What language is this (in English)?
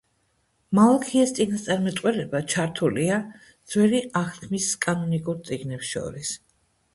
Georgian